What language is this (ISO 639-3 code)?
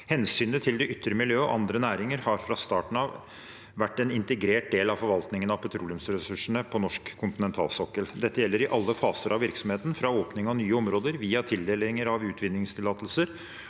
nor